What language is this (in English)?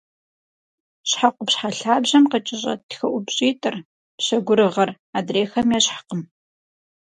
Kabardian